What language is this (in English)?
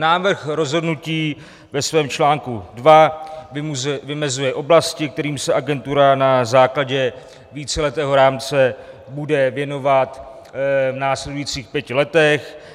Czech